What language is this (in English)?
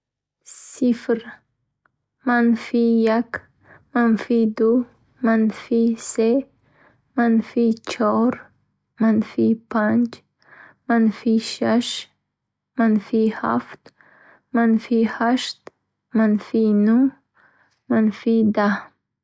Bukharic